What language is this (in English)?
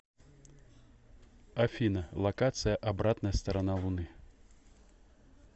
Russian